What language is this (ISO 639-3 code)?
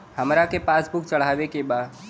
bho